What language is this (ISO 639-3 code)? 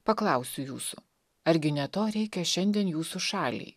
lit